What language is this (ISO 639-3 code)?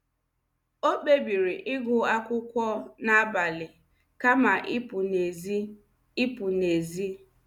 ibo